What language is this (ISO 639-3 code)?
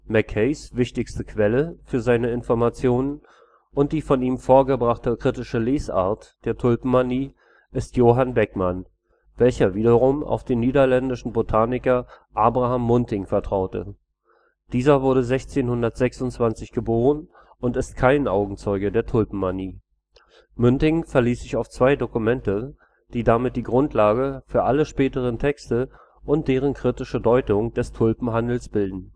deu